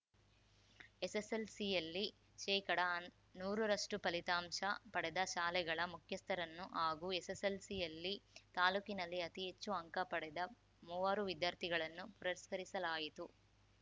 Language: Kannada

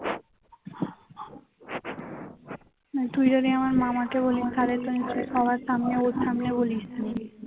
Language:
Bangla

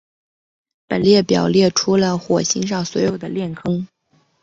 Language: Chinese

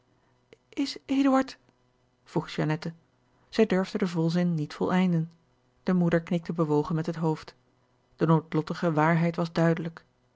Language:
Dutch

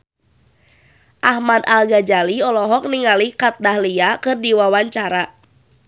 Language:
Sundanese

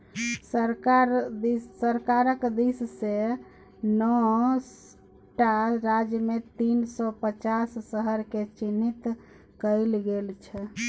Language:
Maithili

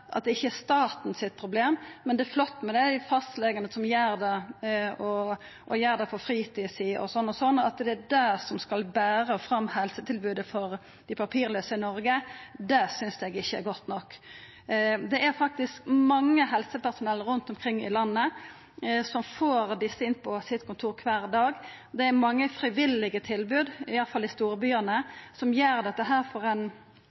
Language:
Norwegian Nynorsk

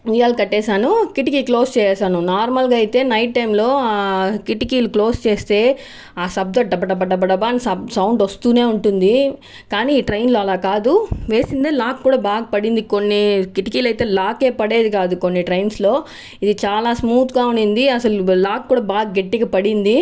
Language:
Telugu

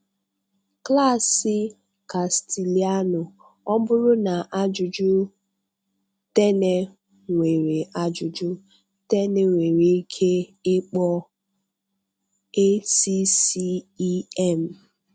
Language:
Igbo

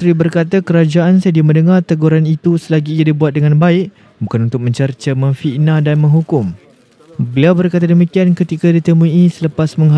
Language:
Malay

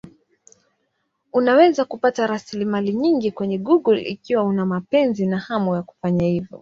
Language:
Swahili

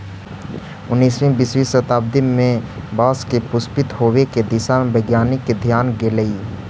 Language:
Magahi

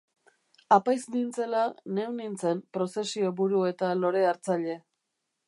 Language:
Basque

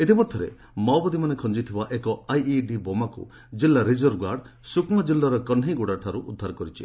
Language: Odia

